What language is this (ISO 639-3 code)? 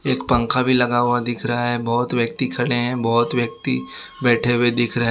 hin